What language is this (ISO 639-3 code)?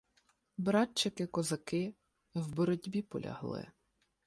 ukr